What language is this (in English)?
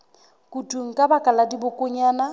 Southern Sotho